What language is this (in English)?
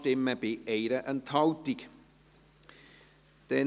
Swiss German